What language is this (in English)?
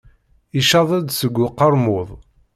Kabyle